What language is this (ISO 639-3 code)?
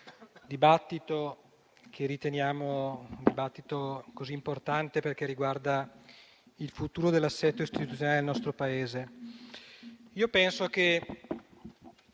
ita